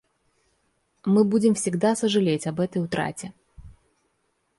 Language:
Russian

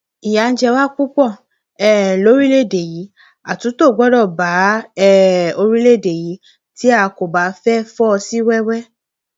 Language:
Yoruba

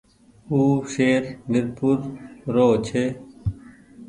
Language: Goaria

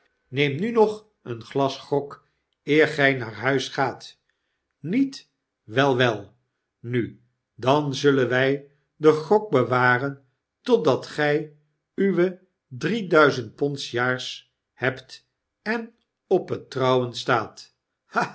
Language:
Dutch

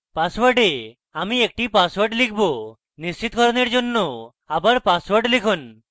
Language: Bangla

